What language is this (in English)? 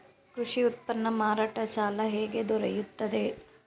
Kannada